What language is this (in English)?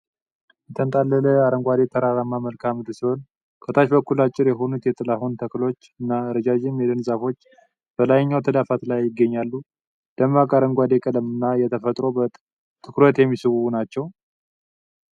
Amharic